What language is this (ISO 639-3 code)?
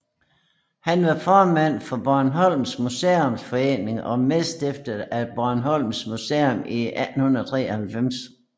dan